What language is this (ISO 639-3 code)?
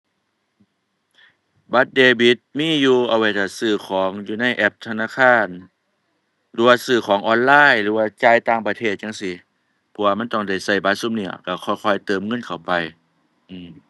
tha